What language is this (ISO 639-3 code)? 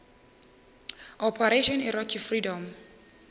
nso